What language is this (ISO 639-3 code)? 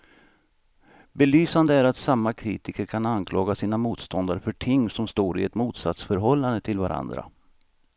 swe